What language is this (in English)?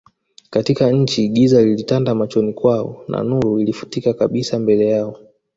Swahili